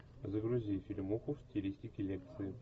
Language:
Russian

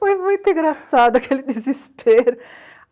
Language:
Portuguese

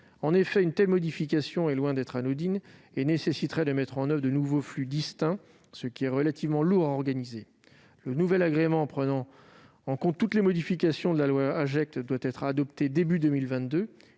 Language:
French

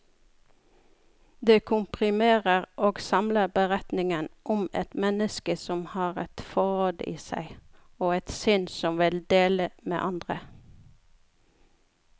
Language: Norwegian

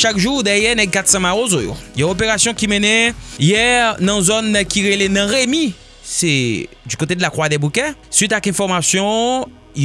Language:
French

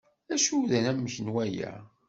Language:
Kabyle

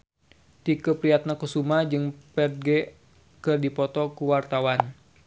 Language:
Sundanese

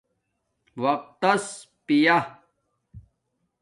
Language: Domaaki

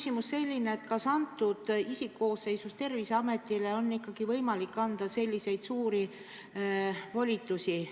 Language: Estonian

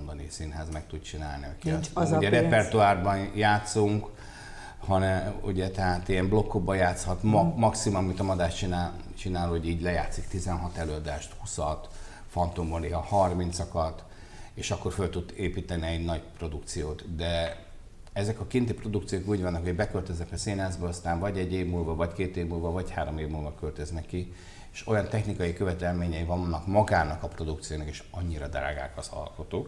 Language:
Hungarian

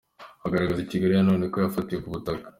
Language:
Kinyarwanda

